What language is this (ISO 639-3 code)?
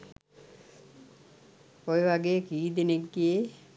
sin